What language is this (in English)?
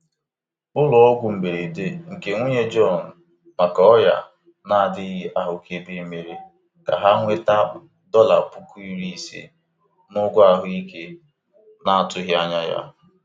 Igbo